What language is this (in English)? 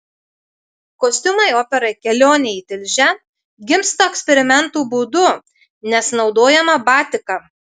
Lithuanian